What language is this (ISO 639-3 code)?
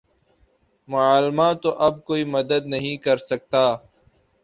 urd